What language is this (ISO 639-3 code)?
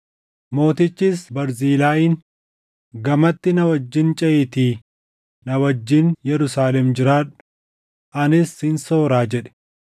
orm